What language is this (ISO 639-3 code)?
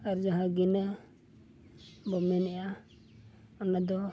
sat